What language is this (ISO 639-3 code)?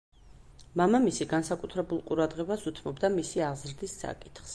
kat